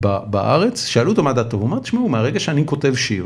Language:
Hebrew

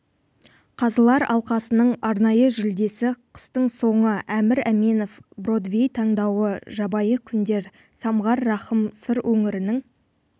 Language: Kazakh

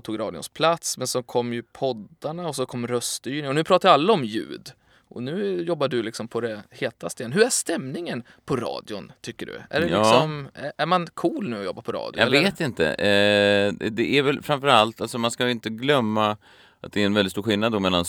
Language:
Swedish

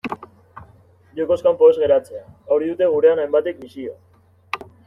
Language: Basque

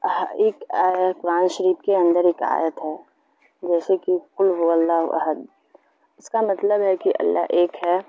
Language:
Urdu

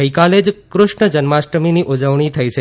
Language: Gujarati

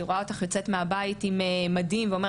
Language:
Hebrew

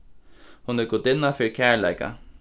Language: Faroese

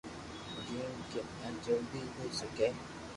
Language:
Loarki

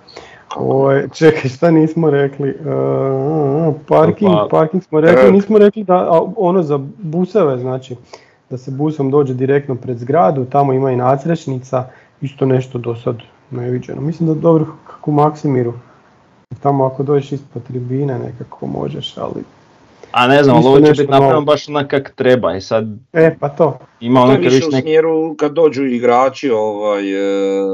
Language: Croatian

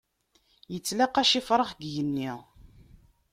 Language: Kabyle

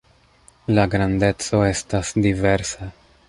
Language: Esperanto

